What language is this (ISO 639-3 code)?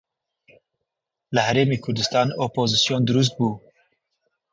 ckb